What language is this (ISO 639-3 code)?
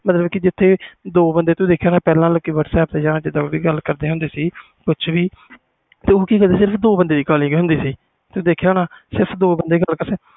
pan